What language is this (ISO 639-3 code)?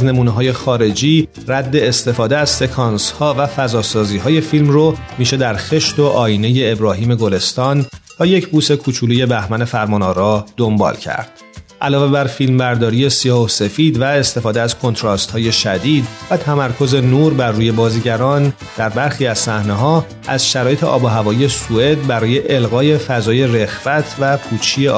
fas